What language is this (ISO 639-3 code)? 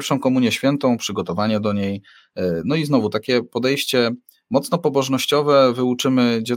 pol